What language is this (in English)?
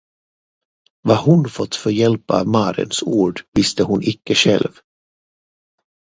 Swedish